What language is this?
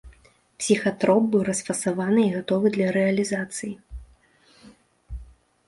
Belarusian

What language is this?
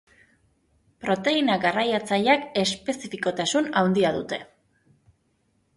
Basque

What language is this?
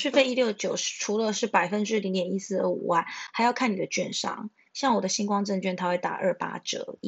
Chinese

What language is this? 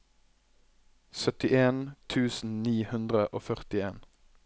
Norwegian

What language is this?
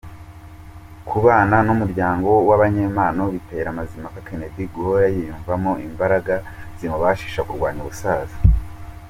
Kinyarwanda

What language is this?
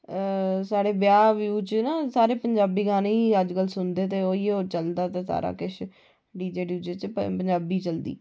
Dogri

